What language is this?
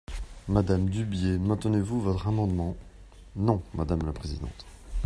French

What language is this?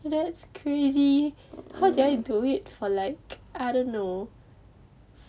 English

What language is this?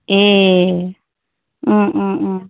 Bodo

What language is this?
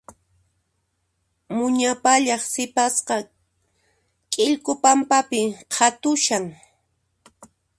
Puno Quechua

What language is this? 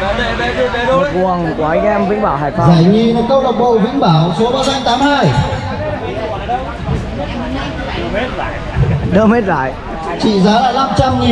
Vietnamese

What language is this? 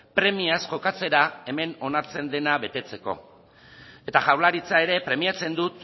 Basque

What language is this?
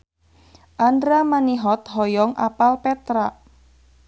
Sundanese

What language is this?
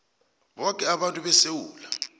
South Ndebele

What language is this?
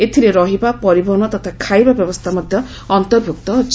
Odia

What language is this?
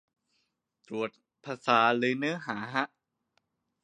Thai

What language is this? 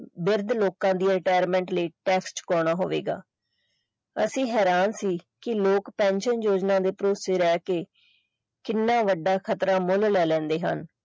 Punjabi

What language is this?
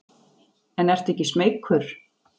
Icelandic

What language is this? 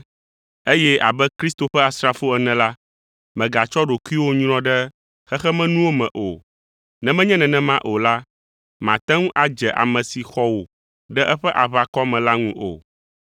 Ewe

